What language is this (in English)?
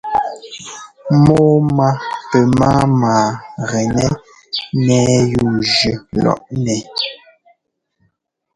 Ngomba